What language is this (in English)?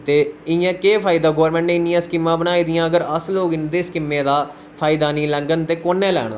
Dogri